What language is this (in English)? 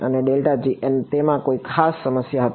Gujarati